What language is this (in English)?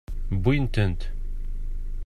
Kabyle